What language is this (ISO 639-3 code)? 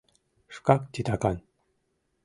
chm